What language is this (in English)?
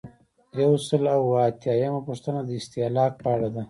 Pashto